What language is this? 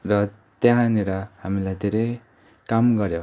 Nepali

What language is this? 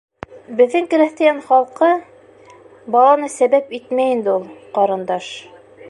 Bashkir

